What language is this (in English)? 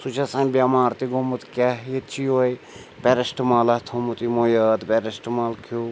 Kashmiri